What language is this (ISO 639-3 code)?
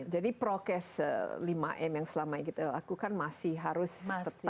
ind